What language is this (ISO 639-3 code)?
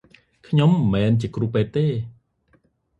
khm